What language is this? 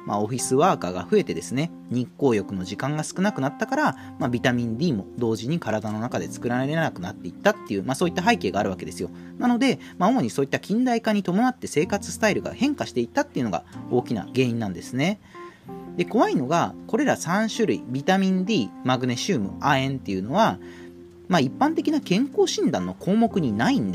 Japanese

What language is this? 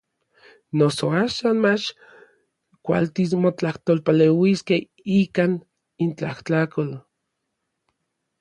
Orizaba Nahuatl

